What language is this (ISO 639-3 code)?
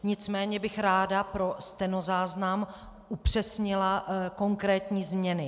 ces